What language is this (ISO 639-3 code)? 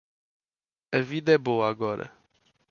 por